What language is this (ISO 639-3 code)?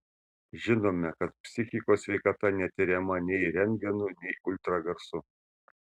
lit